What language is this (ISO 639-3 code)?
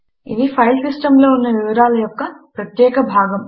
tel